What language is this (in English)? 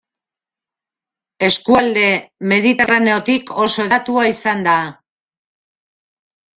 Basque